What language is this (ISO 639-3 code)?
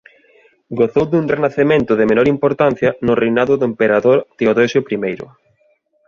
glg